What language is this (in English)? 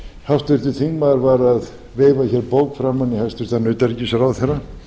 Icelandic